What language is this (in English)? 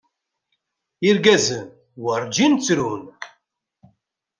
Kabyle